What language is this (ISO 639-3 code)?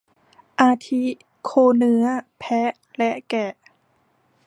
tha